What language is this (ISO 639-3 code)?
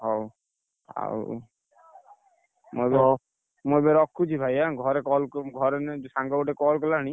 ori